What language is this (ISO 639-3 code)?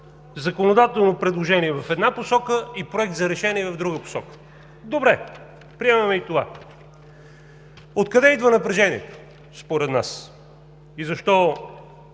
bul